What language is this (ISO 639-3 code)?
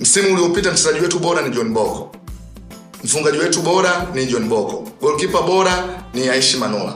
swa